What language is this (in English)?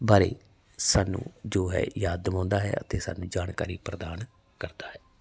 Punjabi